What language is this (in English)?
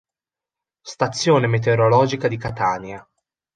Italian